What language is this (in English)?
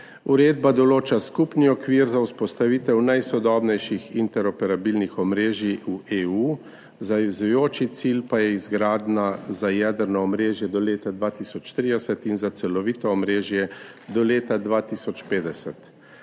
Slovenian